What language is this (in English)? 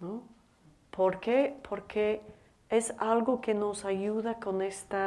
Spanish